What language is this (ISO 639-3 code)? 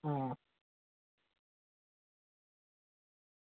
doi